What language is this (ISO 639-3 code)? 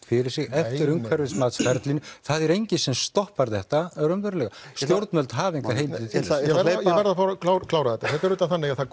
isl